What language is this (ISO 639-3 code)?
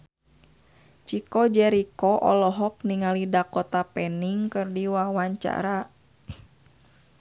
sun